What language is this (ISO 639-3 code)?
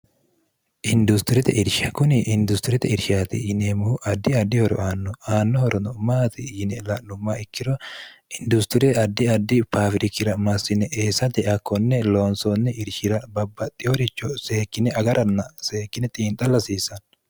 sid